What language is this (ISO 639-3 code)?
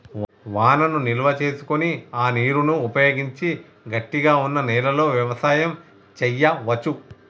tel